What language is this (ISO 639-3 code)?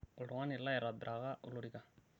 mas